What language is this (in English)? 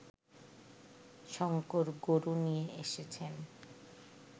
Bangla